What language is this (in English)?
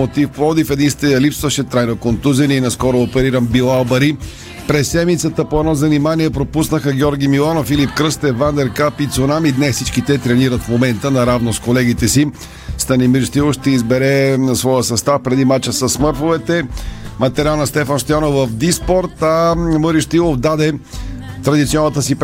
Bulgarian